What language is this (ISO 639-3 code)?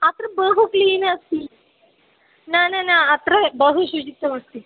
san